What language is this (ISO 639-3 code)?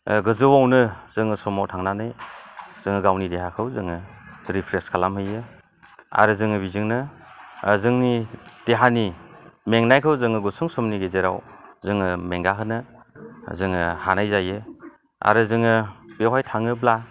brx